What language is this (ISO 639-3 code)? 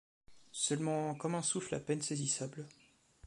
fra